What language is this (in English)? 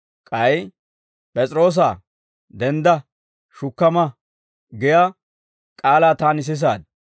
Dawro